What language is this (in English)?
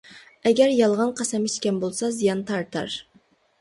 Uyghur